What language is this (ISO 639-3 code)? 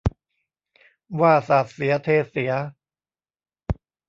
tha